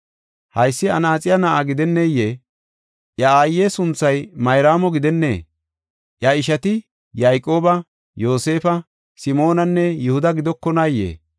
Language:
Gofa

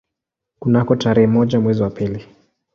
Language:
Swahili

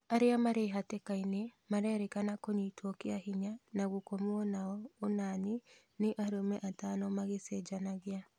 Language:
Kikuyu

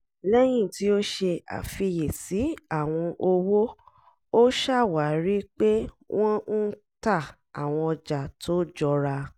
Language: Yoruba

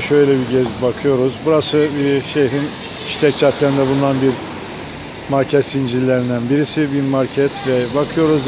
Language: Turkish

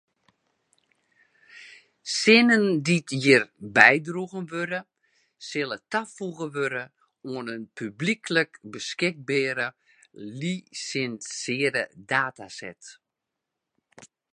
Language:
Western Frisian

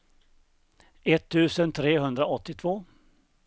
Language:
Swedish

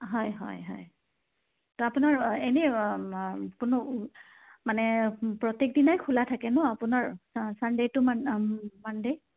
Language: Assamese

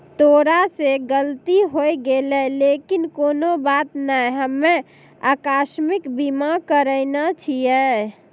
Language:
Maithili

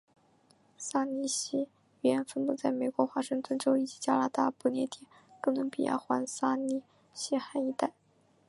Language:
Chinese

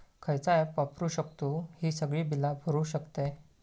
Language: Marathi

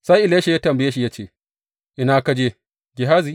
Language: Hausa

